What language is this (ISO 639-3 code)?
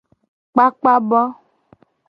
gej